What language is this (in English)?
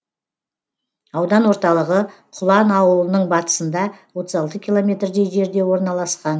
Kazakh